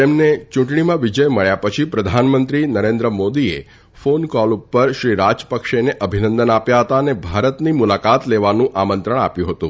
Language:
Gujarati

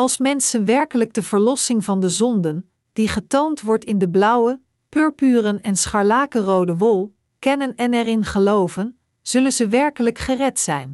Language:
Dutch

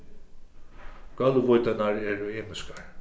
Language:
Faroese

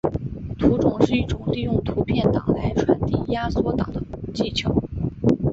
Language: Chinese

